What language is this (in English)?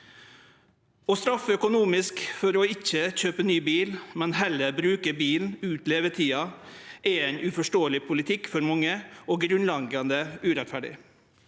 Norwegian